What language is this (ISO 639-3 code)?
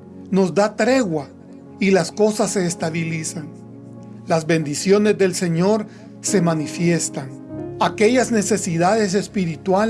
spa